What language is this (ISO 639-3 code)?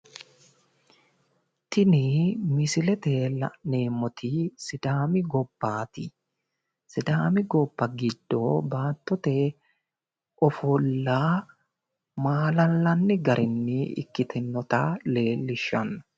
sid